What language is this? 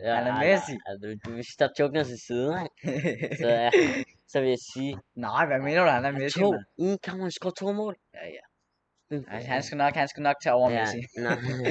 Danish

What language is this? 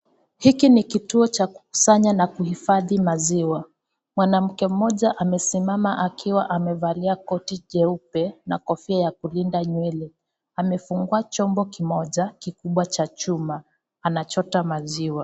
Swahili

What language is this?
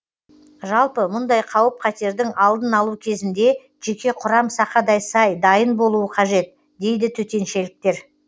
Kazakh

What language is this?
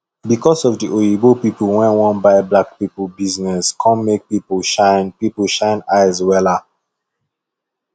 Nigerian Pidgin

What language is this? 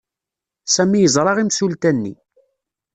Kabyle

